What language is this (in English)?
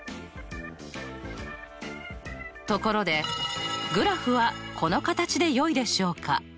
Japanese